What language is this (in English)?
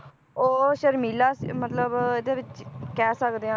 Punjabi